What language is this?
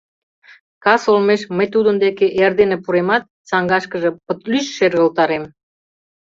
Mari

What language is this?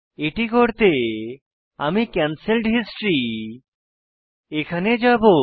Bangla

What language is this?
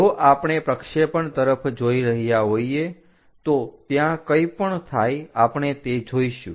Gujarati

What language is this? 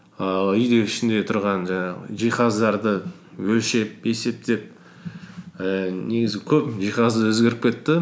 Kazakh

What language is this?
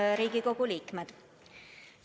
Estonian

